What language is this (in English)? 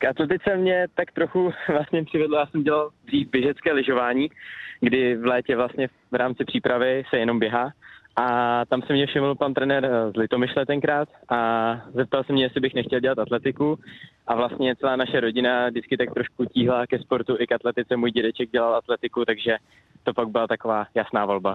Czech